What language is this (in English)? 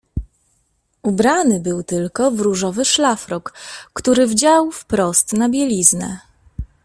Polish